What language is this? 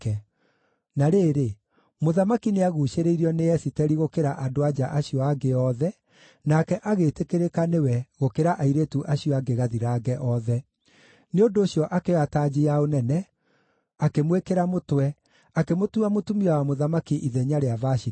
Kikuyu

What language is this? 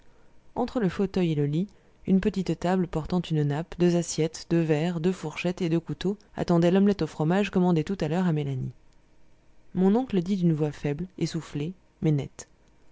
French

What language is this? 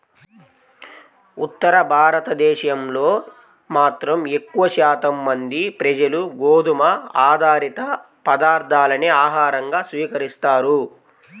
Telugu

